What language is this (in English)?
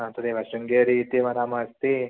Sanskrit